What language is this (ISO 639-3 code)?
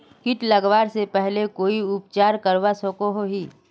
mag